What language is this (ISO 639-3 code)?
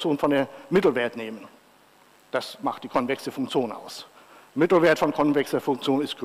deu